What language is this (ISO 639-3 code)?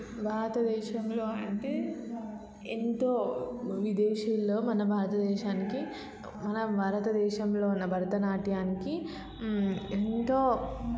tel